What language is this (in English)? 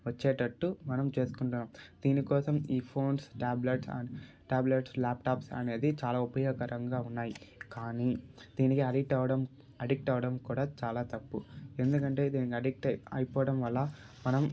Telugu